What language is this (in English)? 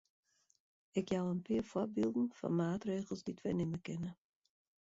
Western Frisian